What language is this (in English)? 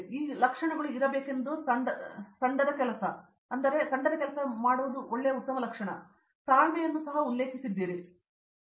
Kannada